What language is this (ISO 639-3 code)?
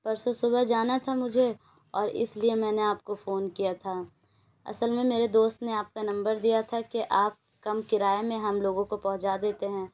urd